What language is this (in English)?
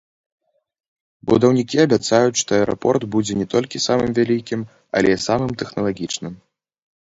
Belarusian